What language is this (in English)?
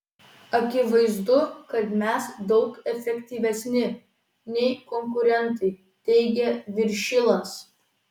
Lithuanian